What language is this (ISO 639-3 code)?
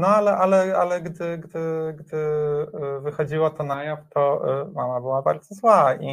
pol